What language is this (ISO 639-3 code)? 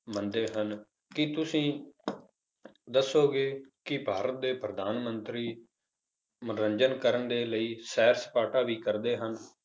pan